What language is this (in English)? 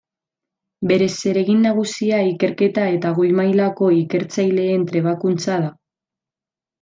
Basque